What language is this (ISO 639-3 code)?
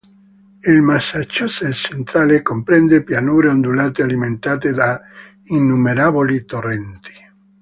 ita